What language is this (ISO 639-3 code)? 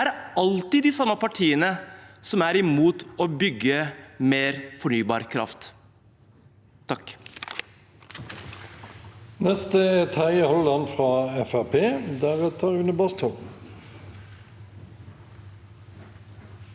nor